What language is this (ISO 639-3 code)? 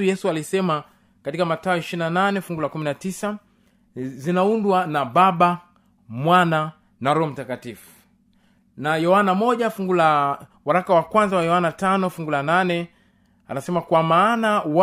swa